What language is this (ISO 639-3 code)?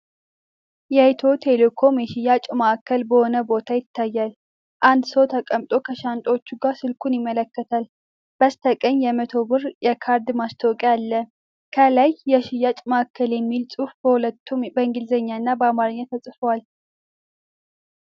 amh